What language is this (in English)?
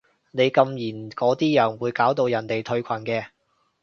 Cantonese